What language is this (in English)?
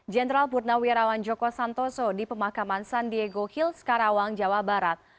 Indonesian